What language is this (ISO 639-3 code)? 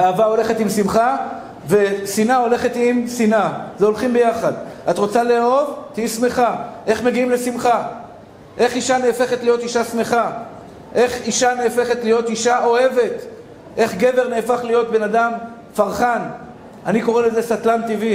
heb